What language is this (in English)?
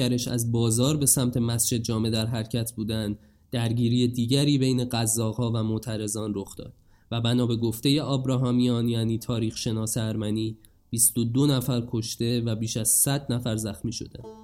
Persian